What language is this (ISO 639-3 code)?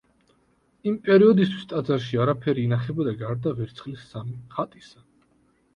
kat